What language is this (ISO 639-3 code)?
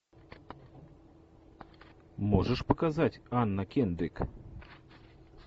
rus